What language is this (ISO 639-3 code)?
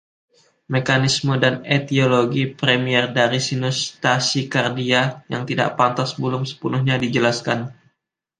ind